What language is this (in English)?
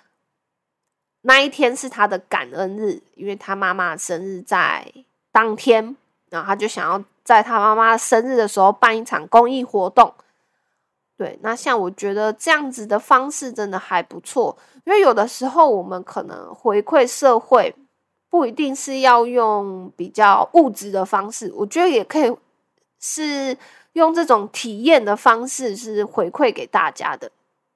Chinese